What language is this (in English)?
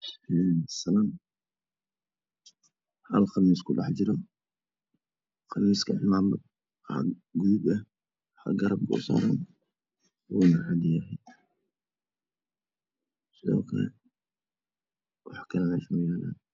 Somali